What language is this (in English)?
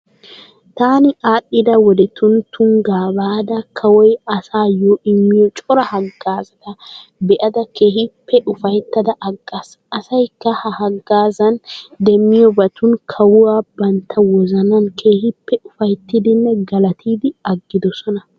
Wolaytta